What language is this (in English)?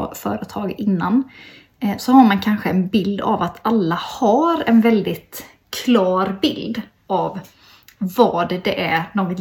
Swedish